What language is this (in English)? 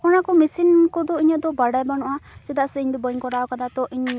Santali